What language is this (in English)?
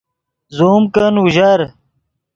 Yidgha